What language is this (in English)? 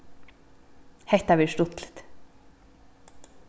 Faroese